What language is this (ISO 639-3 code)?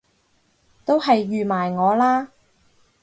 yue